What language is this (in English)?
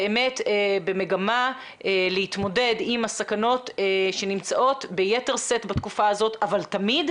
Hebrew